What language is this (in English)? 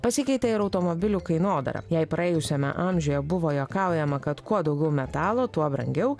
Lithuanian